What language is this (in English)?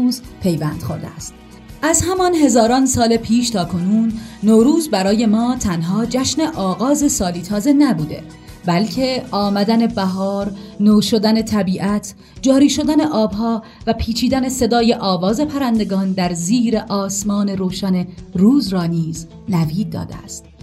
Persian